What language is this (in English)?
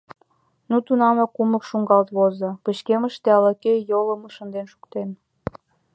Mari